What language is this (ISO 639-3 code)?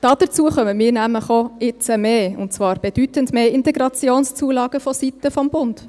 gsw